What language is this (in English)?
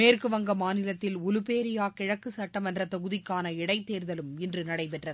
Tamil